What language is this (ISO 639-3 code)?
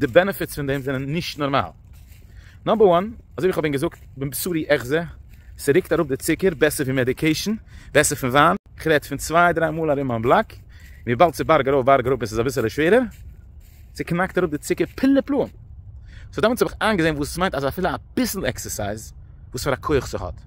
deu